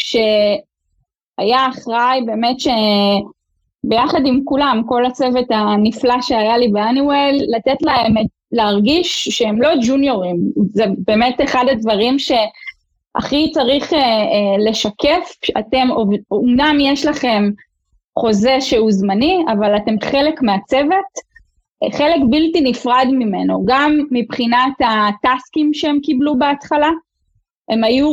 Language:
Hebrew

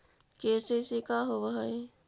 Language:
Magahi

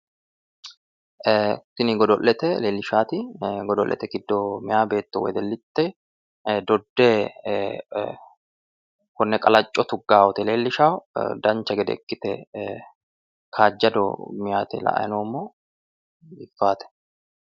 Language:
Sidamo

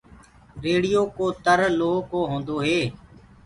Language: Gurgula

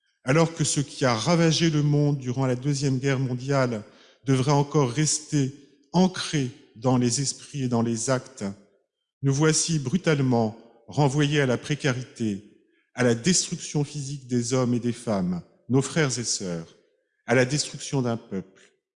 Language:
French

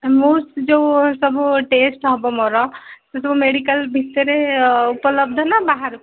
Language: Odia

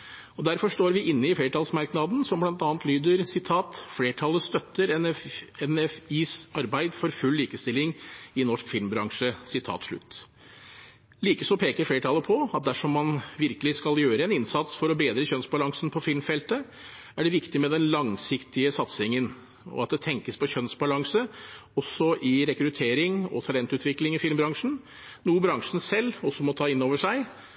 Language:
Norwegian Bokmål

